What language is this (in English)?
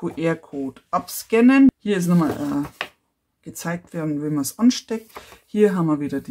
German